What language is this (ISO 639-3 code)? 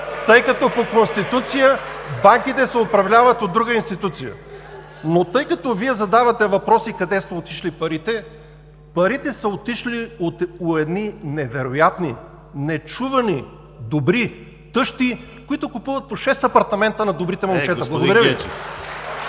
bul